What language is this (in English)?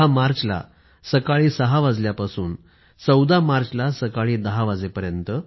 Marathi